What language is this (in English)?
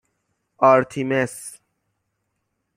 Persian